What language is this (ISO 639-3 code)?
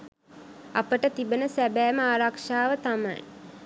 sin